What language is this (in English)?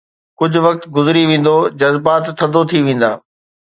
Sindhi